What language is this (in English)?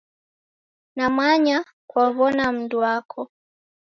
Taita